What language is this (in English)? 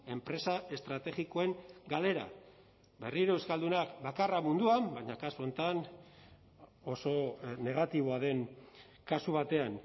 Basque